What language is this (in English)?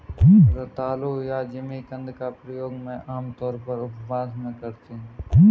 Hindi